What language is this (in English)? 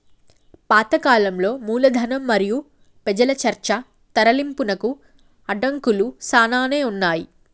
Telugu